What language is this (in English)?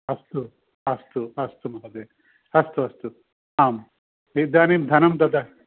Sanskrit